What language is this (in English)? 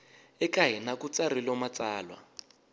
Tsonga